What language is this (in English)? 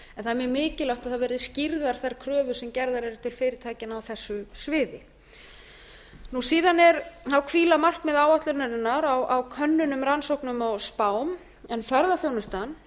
Icelandic